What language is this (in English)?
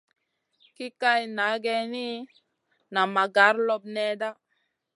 Masana